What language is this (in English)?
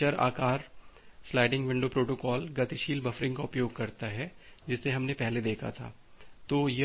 Hindi